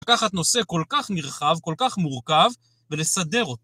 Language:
Hebrew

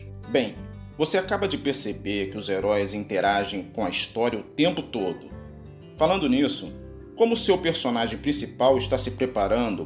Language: Portuguese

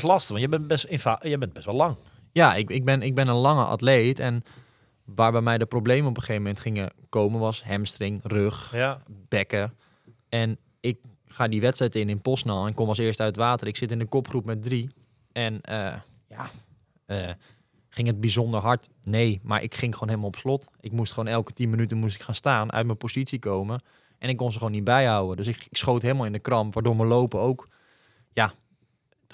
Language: Dutch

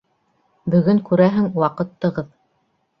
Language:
Bashkir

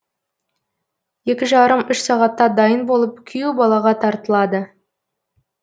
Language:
Kazakh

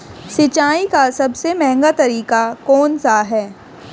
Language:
Hindi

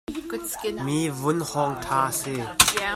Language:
Hakha Chin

